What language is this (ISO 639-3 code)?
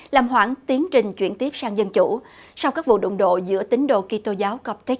vie